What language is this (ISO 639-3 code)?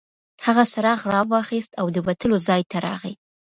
pus